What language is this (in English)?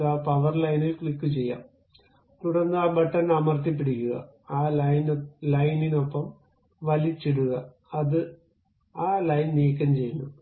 Malayalam